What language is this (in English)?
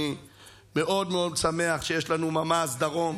Hebrew